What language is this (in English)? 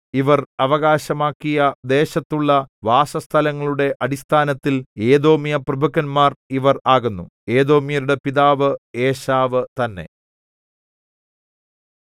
Malayalam